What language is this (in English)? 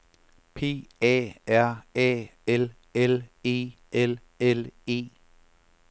Danish